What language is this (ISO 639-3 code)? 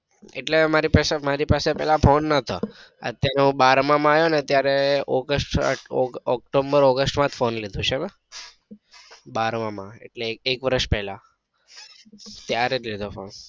guj